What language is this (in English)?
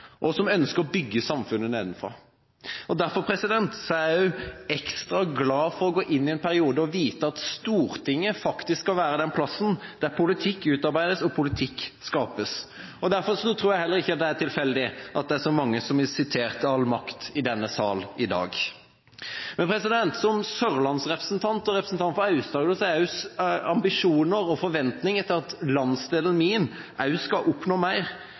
Norwegian Bokmål